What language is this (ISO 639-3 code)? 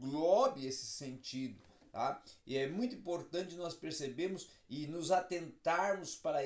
por